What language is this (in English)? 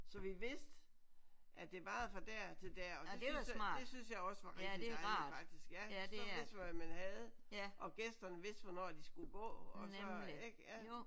Danish